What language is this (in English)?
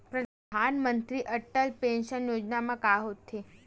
Chhattisgarhi